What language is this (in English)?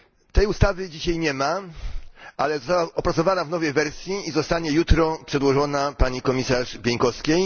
Polish